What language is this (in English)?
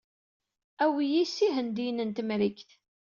Kabyle